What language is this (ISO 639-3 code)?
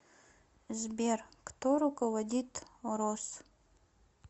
rus